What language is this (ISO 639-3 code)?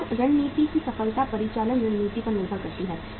hin